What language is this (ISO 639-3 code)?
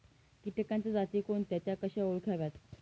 mar